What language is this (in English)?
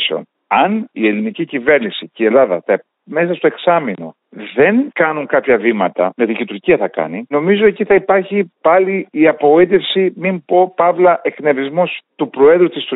Greek